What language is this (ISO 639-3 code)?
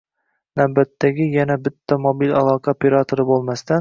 uzb